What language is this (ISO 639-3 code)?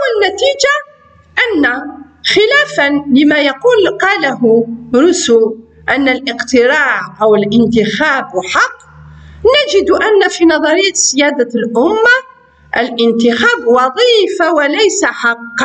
ara